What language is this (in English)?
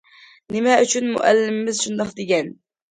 Uyghur